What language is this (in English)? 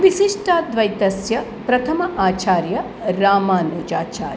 Sanskrit